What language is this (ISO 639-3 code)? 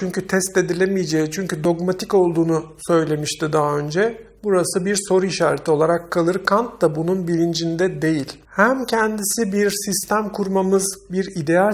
tur